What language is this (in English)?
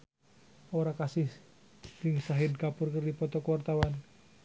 Sundanese